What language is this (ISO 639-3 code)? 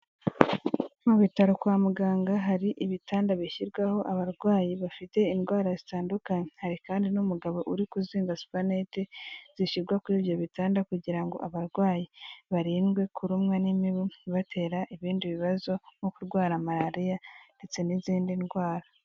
kin